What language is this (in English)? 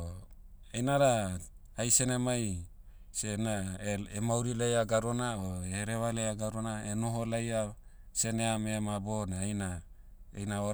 Motu